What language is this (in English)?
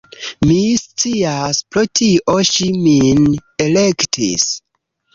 Esperanto